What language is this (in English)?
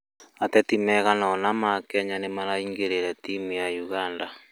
Kikuyu